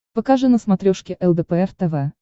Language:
Russian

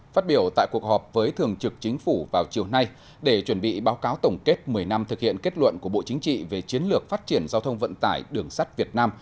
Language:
Vietnamese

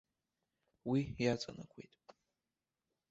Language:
Abkhazian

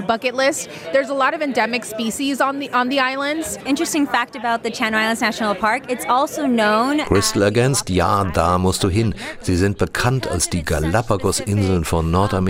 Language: German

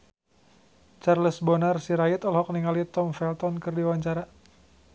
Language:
Sundanese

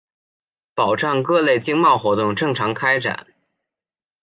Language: Chinese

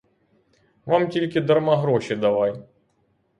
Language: Ukrainian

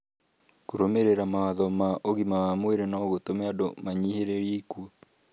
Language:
Kikuyu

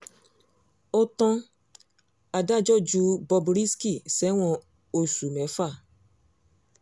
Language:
Yoruba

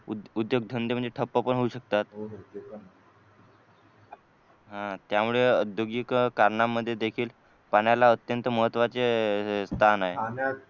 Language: Marathi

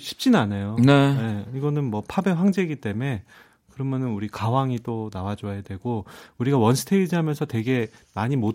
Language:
Korean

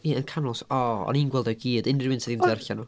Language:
Welsh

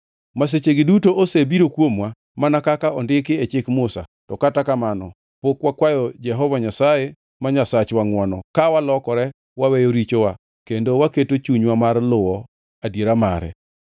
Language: Luo (Kenya and Tanzania)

